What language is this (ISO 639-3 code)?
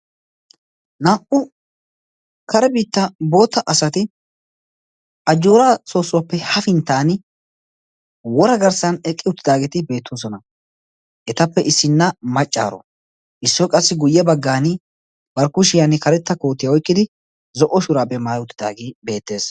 wal